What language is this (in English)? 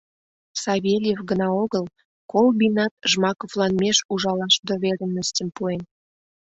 Mari